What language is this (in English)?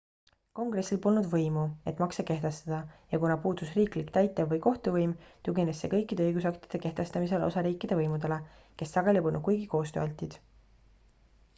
Estonian